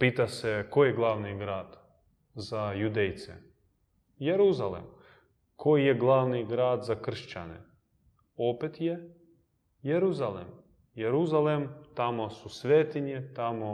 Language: Croatian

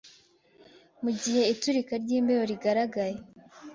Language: Kinyarwanda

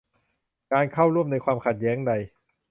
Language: Thai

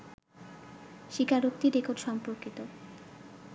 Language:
Bangla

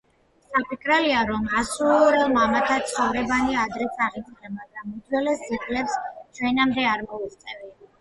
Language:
Georgian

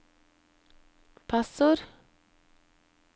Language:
Norwegian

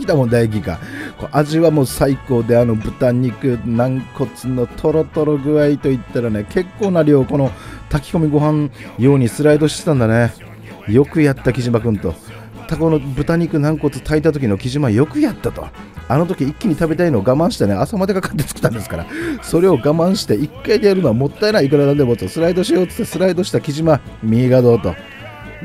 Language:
Japanese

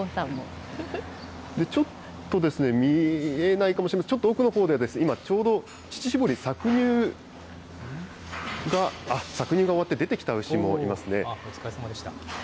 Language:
Japanese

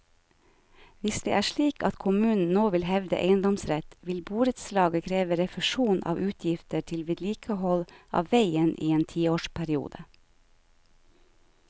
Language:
Norwegian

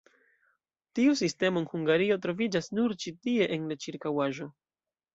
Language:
Esperanto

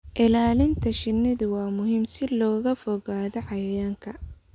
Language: Somali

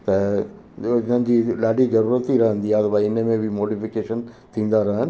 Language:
Sindhi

